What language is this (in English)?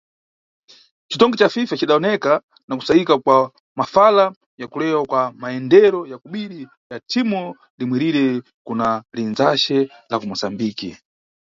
Nyungwe